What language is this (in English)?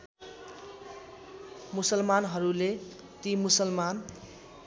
Nepali